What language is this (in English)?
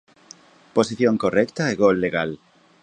Galician